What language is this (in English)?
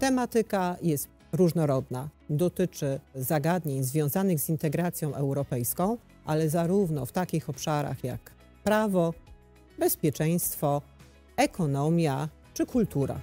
Polish